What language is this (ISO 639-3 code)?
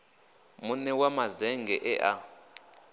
ven